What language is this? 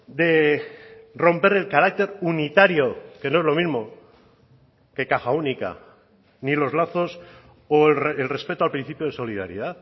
Spanish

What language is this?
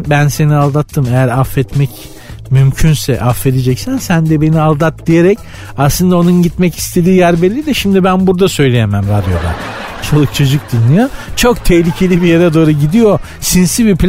Turkish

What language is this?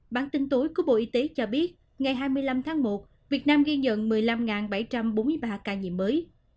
Vietnamese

